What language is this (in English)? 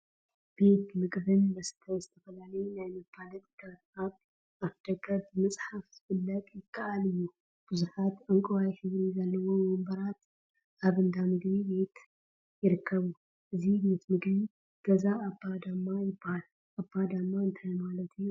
Tigrinya